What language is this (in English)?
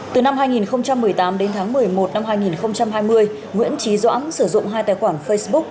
Vietnamese